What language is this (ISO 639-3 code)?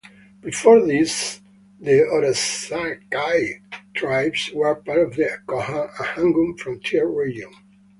eng